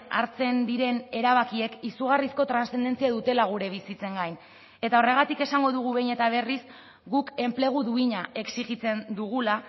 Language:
Basque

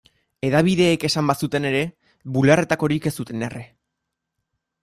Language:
Basque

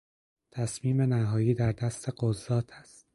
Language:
Persian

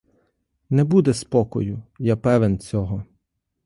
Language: Ukrainian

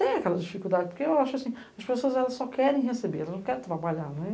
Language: Portuguese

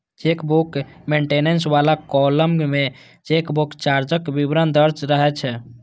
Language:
Maithili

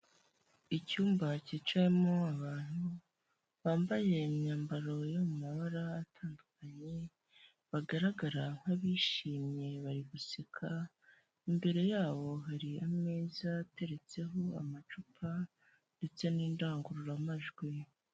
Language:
Kinyarwanda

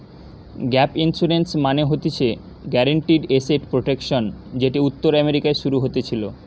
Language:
Bangla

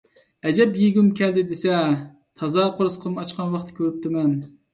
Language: Uyghur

